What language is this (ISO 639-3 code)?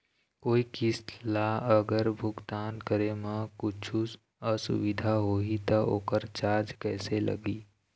hne